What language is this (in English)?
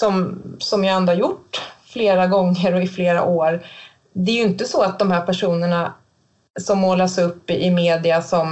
Swedish